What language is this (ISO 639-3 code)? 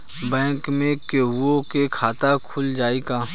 bho